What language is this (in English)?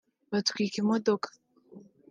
Kinyarwanda